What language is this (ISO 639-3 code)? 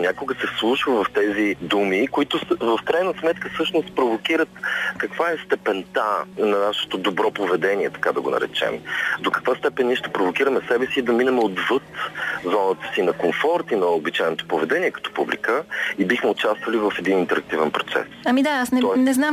bul